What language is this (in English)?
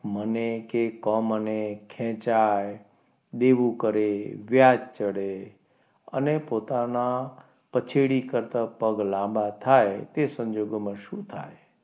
Gujarati